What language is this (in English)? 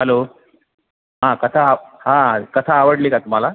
Marathi